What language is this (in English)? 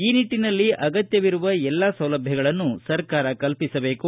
Kannada